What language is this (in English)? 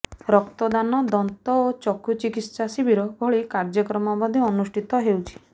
Odia